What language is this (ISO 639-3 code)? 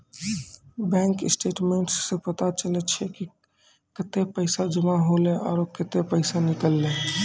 mai